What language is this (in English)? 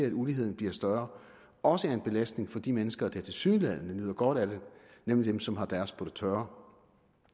Danish